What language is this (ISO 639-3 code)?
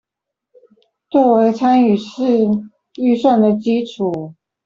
zho